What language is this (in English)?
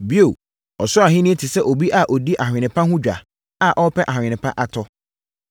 Akan